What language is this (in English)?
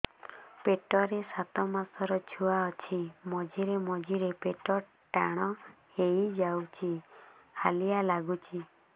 Odia